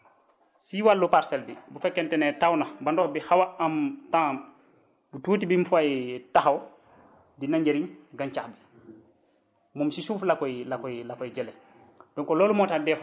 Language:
Wolof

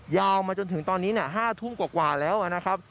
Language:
Thai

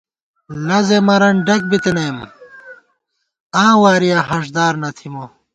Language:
Gawar-Bati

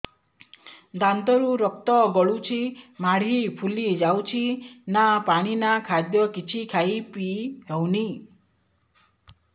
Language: Odia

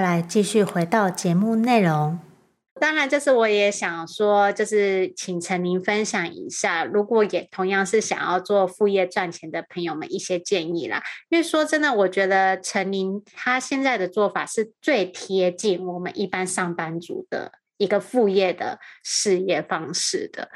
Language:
Chinese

